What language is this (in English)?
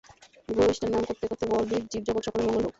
Bangla